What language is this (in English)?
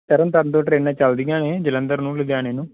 Punjabi